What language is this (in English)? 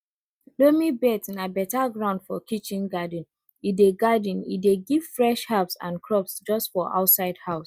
Nigerian Pidgin